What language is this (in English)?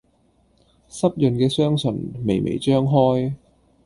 Cantonese